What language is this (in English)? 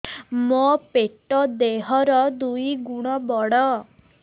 Odia